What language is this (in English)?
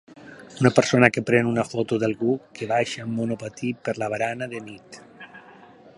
Catalan